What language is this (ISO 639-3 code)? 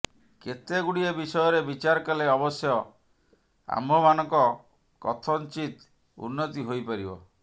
ori